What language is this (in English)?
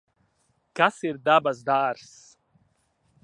Latvian